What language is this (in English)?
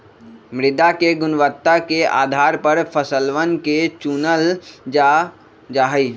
Magahi